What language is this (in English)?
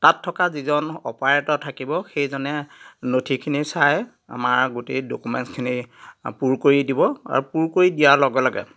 Assamese